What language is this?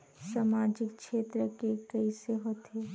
Chhattisgarhi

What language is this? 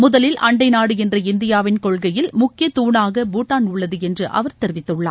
Tamil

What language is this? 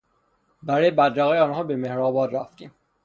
Persian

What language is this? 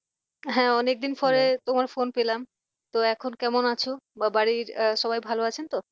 Bangla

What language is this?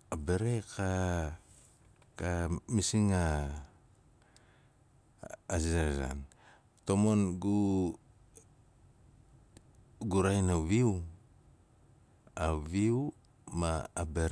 Nalik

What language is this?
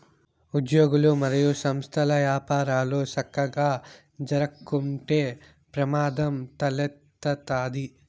Telugu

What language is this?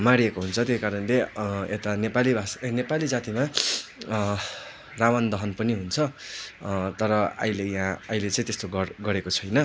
Nepali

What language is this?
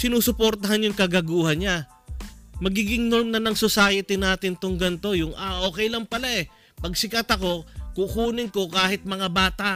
Filipino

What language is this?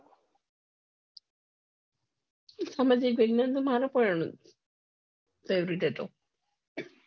Gujarati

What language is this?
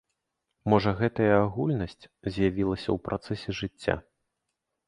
Belarusian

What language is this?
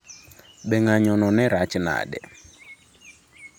Luo (Kenya and Tanzania)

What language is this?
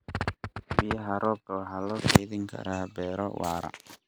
Somali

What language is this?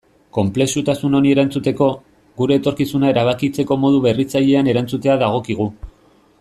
Basque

